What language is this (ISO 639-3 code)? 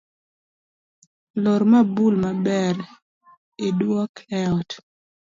luo